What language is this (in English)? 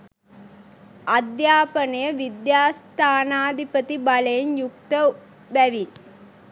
Sinhala